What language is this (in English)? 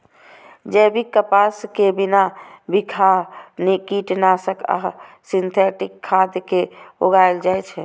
Maithili